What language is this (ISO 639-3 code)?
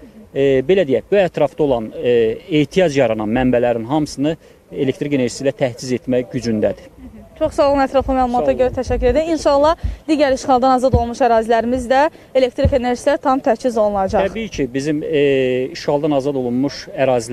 tur